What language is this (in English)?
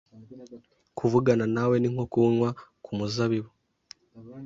Kinyarwanda